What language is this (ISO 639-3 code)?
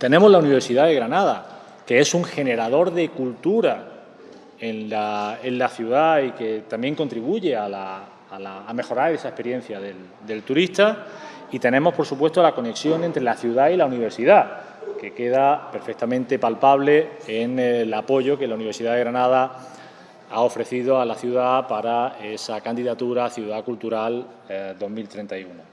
spa